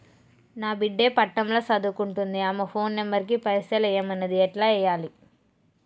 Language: Telugu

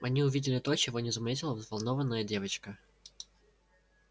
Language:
Russian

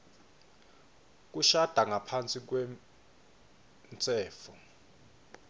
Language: Swati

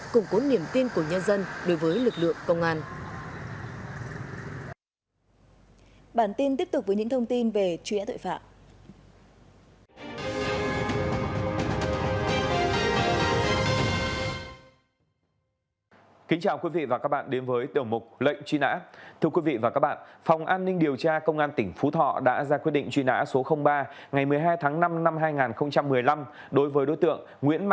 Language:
Vietnamese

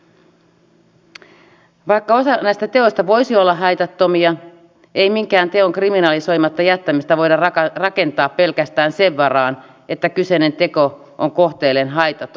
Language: Finnish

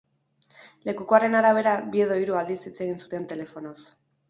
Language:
Basque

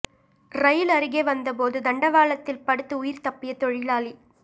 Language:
Tamil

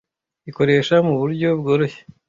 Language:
Kinyarwanda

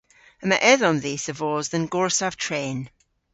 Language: Cornish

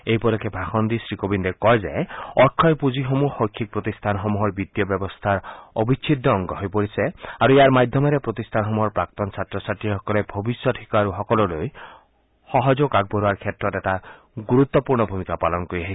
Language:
Assamese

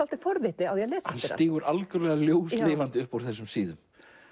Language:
Icelandic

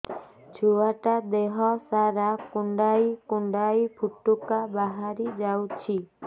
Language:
Odia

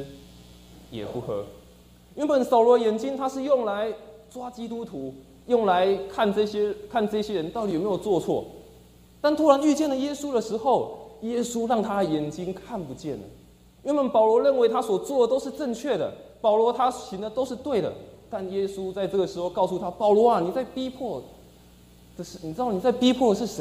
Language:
Chinese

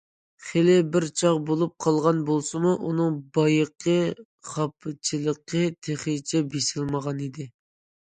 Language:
Uyghur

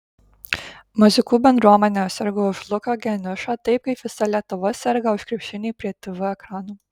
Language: Lithuanian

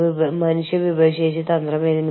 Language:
Malayalam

